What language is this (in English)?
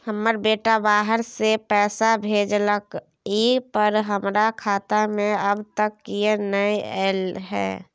Maithili